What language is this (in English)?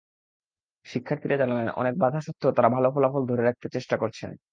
Bangla